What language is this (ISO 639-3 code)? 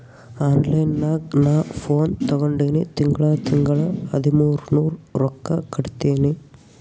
kan